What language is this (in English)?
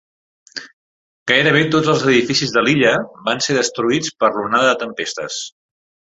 Catalan